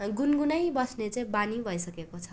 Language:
Nepali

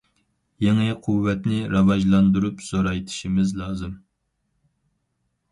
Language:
Uyghur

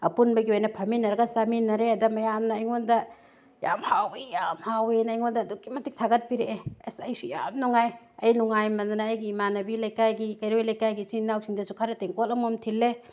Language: Manipuri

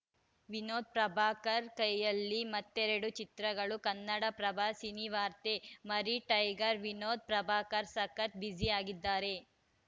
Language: Kannada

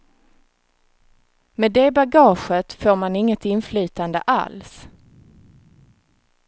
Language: Swedish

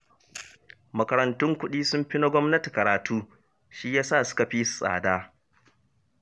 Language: Hausa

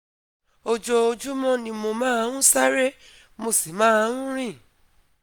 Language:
Yoruba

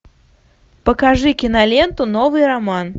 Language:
Russian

